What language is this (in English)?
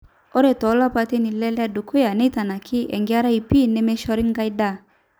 Masai